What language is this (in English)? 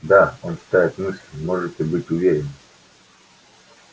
Russian